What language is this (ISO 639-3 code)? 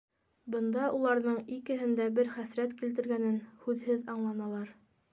bak